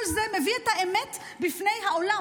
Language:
Hebrew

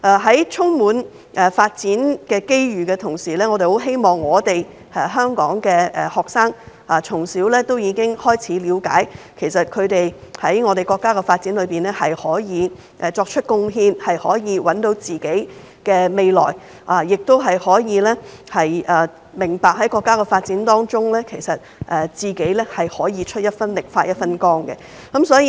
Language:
Cantonese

